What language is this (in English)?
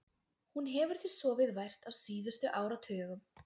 Icelandic